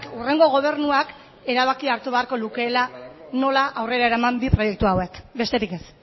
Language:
Basque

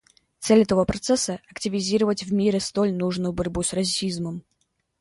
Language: Russian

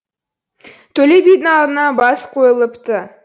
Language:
Kazakh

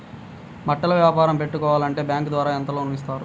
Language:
Telugu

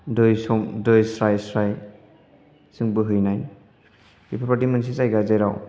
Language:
Bodo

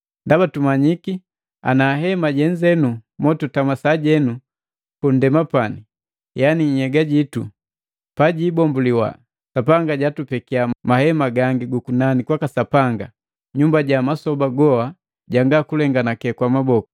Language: Matengo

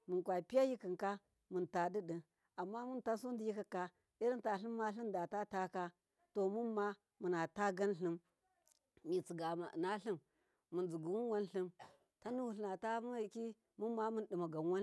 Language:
Miya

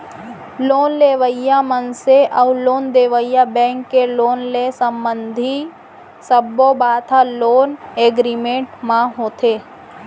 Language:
Chhattisgarhi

